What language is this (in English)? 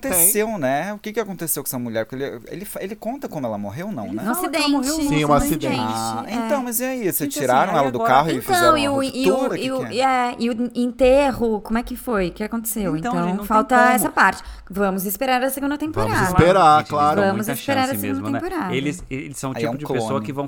Portuguese